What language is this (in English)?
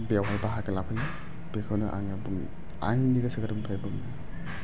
Bodo